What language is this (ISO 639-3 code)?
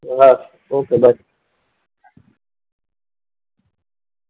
guj